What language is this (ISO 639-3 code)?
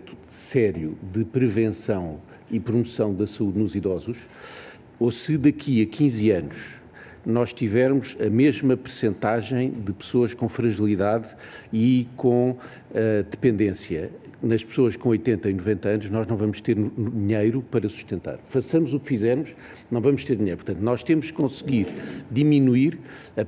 por